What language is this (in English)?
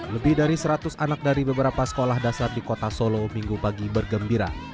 Indonesian